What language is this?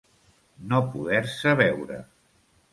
Catalan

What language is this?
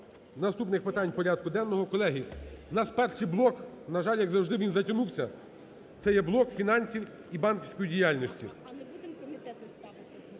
Ukrainian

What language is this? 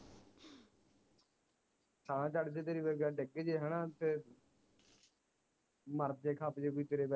Punjabi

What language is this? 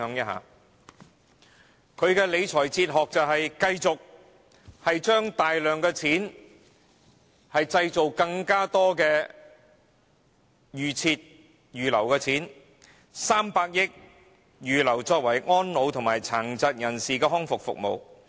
Cantonese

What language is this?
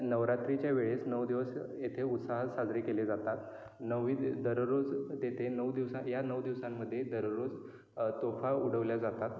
Marathi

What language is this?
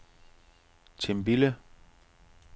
Danish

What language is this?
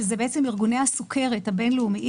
Hebrew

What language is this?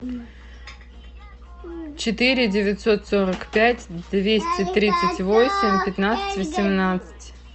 Russian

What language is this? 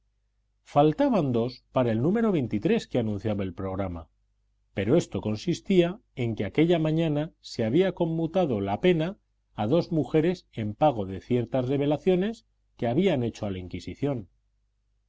Spanish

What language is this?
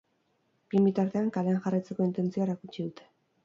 Basque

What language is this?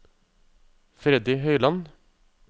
Norwegian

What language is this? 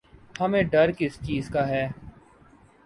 Urdu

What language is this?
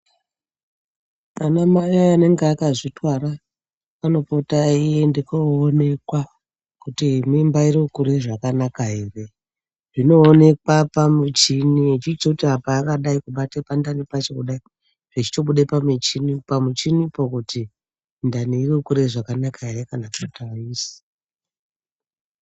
Ndau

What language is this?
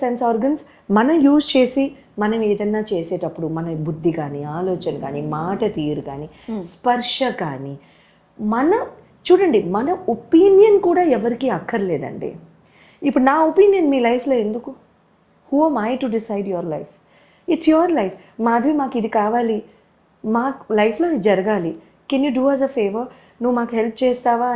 Telugu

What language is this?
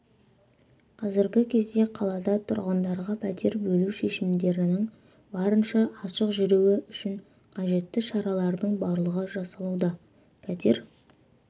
Kazakh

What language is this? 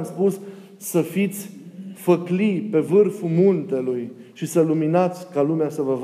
Romanian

